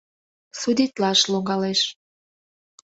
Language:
Mari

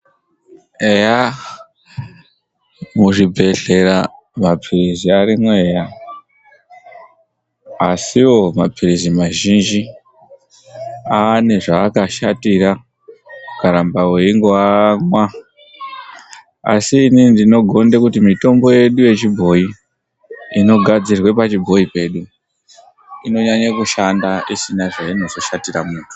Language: Ndau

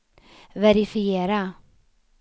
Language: Swedish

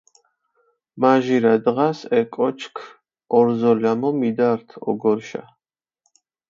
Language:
Mingrelian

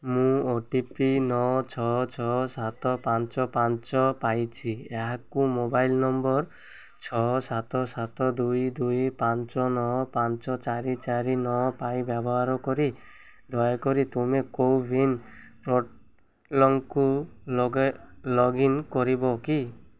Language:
Odia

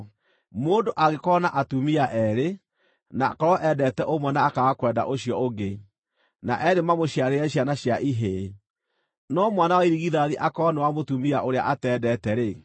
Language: Kikuyu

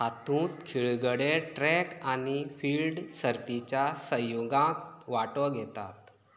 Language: Konkani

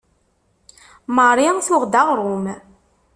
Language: Kabyle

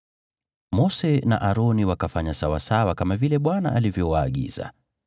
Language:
Swahili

